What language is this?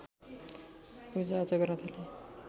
Nepali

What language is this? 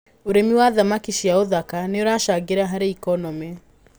Kikuyu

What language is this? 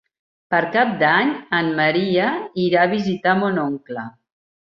Catalan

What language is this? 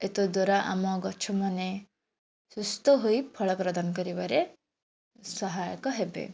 Odia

